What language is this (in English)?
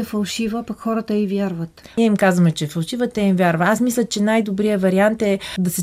Bulgarian